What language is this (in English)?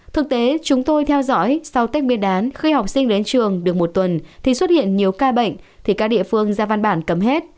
Vietnamese